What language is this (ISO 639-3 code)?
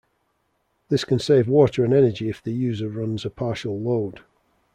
eng